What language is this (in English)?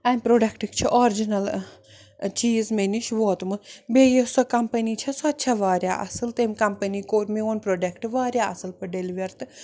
Kashmiri